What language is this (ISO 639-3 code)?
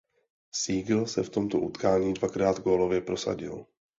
ces